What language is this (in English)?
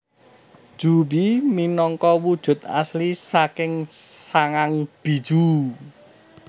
Javanese